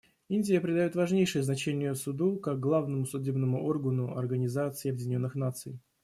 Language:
Russian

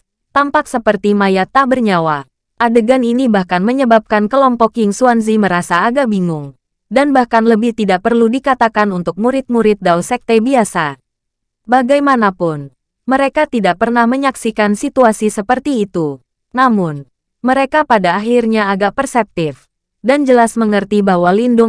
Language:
Indonesian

